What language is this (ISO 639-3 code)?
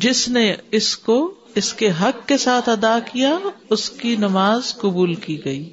urd